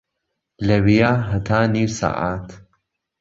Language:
Central Kurdish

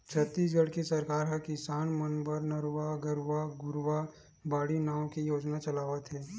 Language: Chhattisgarhi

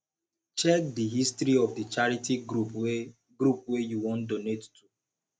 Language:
Nigerian Pidgin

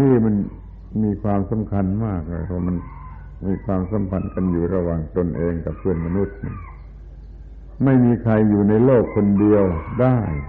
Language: Thai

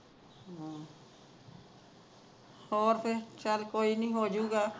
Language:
Punjabi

